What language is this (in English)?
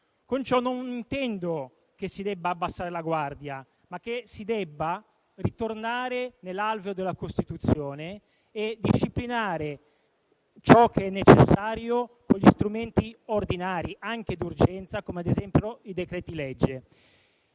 Italian